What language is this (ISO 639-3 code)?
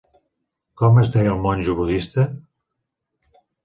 cat